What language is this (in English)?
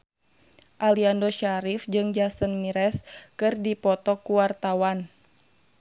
Sundanese